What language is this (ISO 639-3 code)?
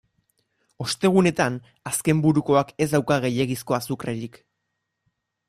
eus